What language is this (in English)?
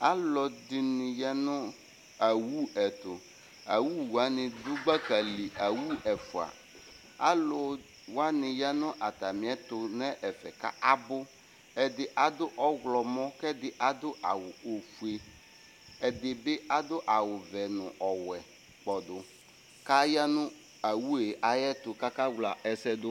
Ikposo